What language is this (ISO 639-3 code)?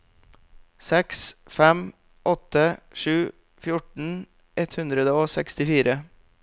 nor